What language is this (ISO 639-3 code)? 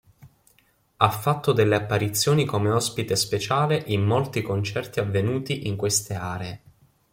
ita